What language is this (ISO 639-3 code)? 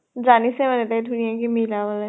asm